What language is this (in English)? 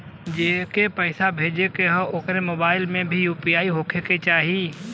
Bhojpuri